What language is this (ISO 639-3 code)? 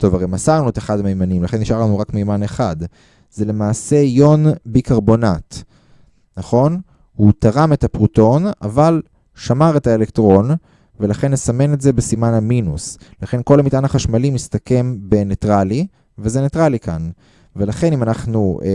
heb